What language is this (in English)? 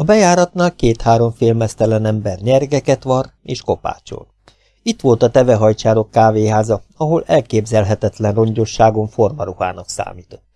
Hungarian